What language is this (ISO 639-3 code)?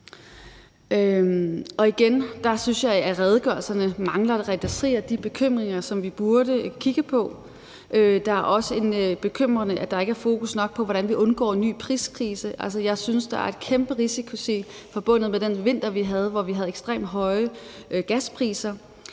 dan